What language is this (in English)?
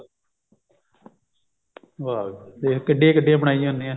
Punjabi